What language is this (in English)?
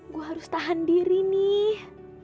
Indonesian